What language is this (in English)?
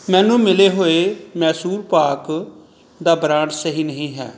Punjabi